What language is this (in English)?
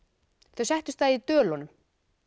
Icelandic